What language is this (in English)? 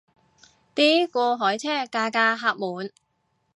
Cantonese